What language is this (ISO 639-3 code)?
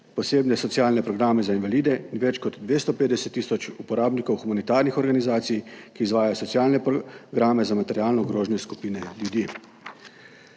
slv